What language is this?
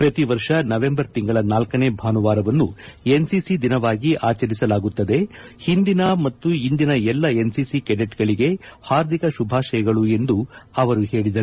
Kannada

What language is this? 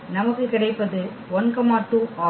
Tamil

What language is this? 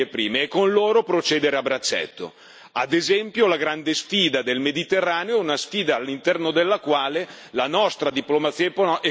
Italian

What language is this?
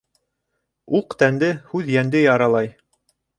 Bashkir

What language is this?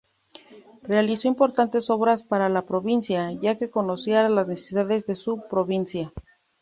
Spanish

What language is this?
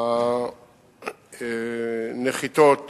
Hebrew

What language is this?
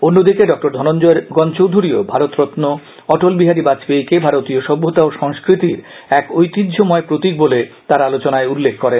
Bangla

